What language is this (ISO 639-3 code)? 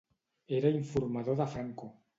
cat